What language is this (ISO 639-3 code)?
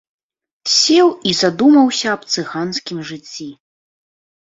bel